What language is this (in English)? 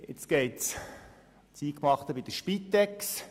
Swiss German